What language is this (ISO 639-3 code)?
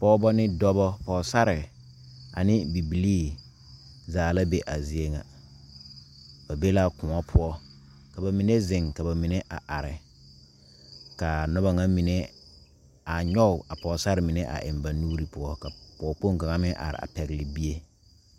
dga